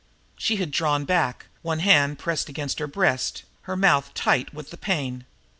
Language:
English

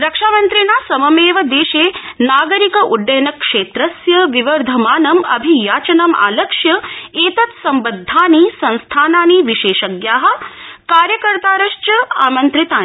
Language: Sanskrit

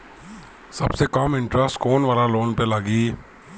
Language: Bhojpuri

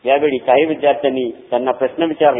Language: Marathi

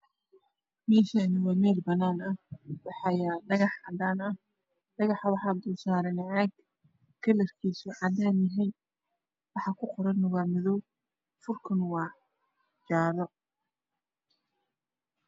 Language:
Somali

